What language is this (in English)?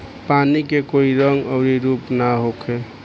Bhojpuri